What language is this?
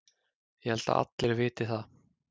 Icelandic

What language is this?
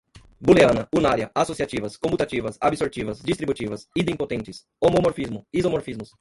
Portuguese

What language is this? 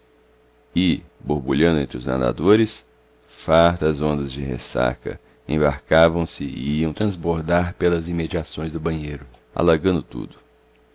Portuguese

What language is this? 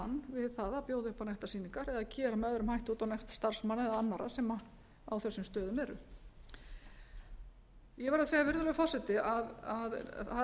Icelandic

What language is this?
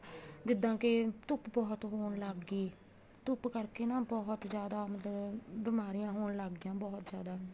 Punjabi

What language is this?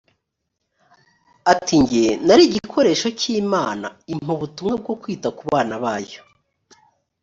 Kinyarwanda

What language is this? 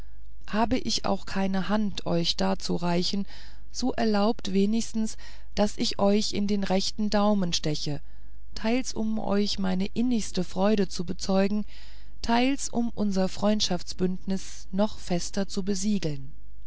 German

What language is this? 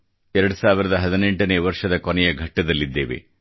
Kannada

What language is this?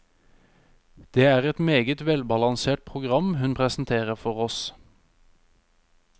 Norwegian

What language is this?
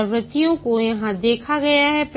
Hindi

